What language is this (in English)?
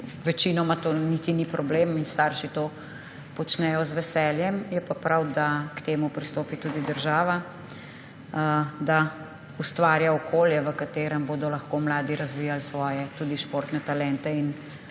Slovenian